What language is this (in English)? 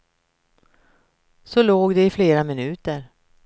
Swedish